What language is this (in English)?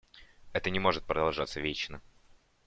Russian